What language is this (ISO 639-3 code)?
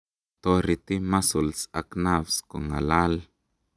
kln